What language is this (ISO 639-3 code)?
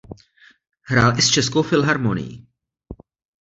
ces